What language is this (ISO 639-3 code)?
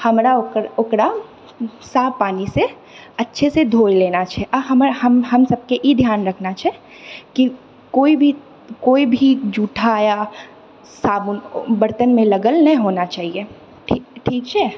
mai